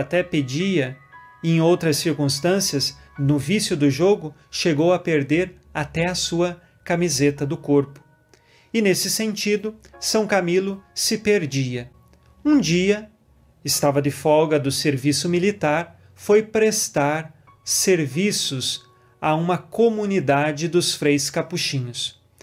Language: Portuguese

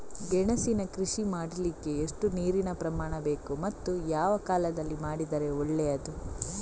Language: Kannada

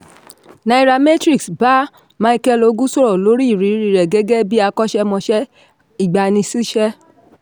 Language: Yoruba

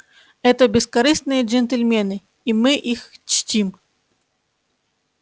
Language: Russian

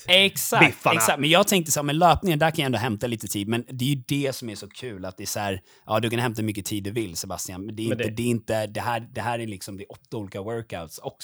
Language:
Swedish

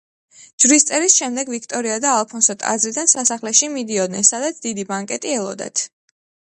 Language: Georgian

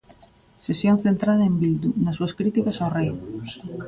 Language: Galician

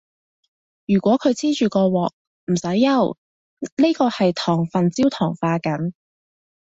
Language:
Cantonese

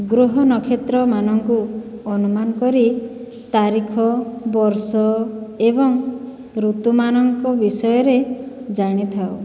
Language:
Odia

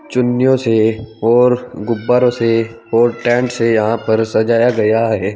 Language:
Hindi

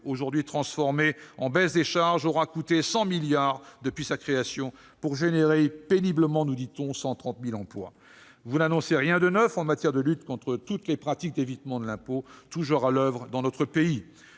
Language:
French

